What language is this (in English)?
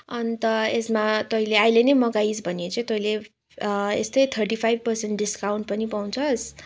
Nepali